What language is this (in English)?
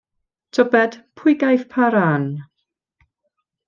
Welsh